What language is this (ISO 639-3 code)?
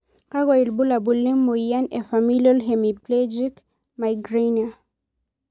mas